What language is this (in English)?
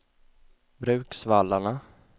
Swedish